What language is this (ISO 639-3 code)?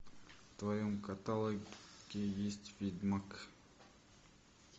rus